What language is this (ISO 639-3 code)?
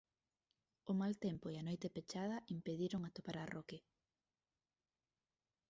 glg